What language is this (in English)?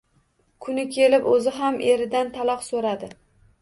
Uzbek